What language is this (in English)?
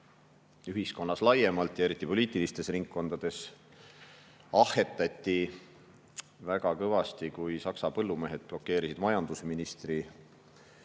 Estonian